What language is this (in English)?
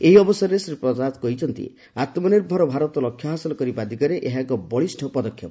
Odia